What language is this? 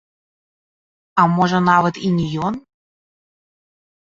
Belarusian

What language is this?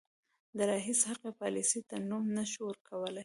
Pashto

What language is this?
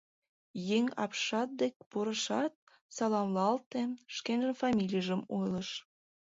Mari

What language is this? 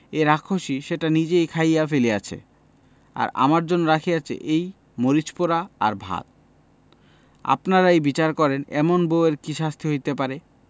Bangla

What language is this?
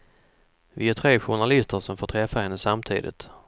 Swedish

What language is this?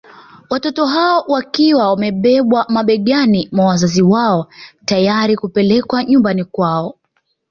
Swahili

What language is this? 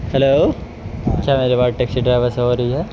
Urdu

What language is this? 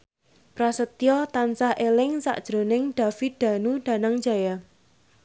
Javanese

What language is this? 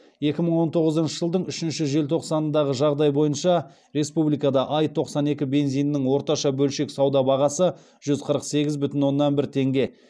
Kazakh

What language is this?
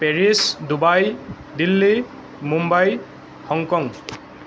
Assamese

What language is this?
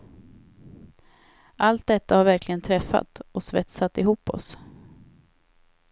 Swedish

